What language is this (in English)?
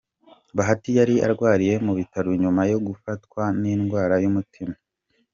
Kinyarwanda